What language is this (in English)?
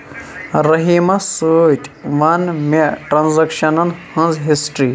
Kashmiri